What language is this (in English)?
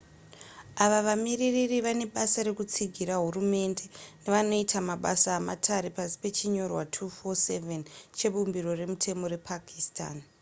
Shona